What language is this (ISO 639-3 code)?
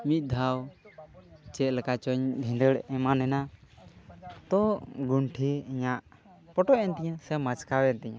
sat